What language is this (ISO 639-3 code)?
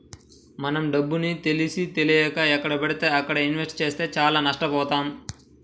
tel